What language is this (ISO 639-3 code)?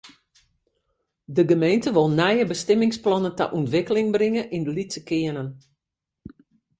fry